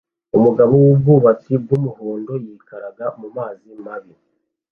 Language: Kinyarwanda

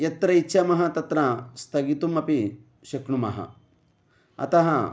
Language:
Sanskrit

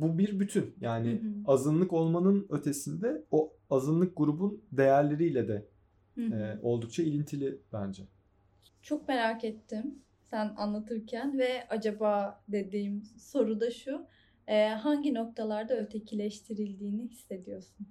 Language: Turkish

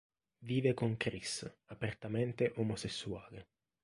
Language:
Italian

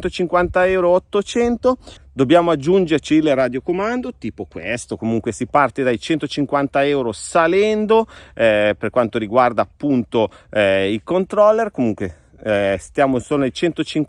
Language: Italian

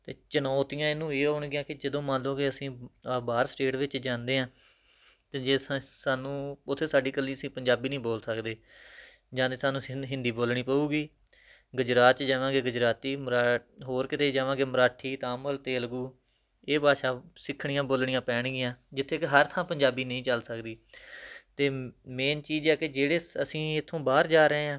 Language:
Punjabi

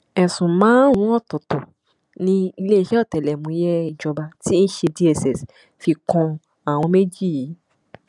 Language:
Yoruba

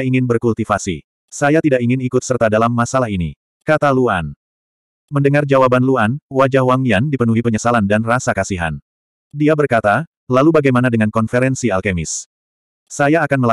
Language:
Indonesian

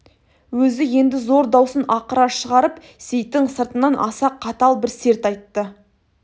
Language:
Kazakh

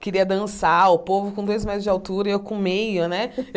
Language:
Portuguese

